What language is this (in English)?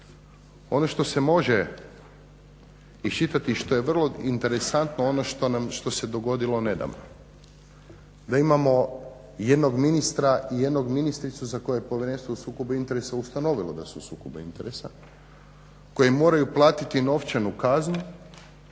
Croatian